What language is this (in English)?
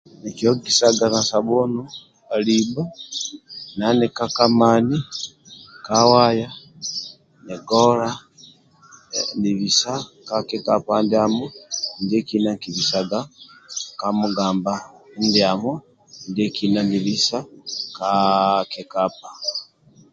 Amba (Uganda)